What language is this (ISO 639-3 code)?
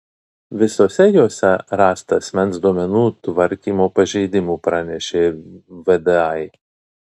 lit